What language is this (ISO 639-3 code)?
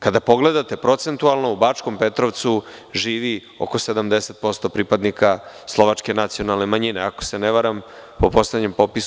srp